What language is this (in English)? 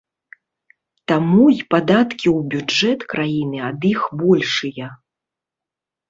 Belarusian